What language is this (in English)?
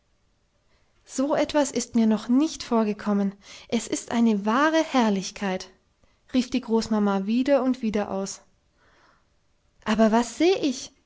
German